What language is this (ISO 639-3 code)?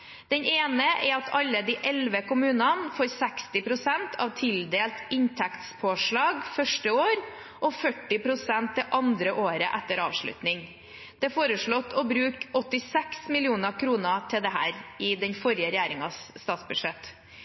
nob